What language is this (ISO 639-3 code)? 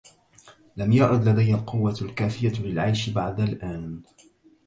ara